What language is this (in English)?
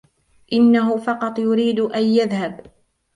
Arabic